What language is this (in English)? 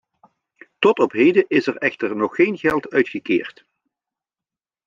Dutch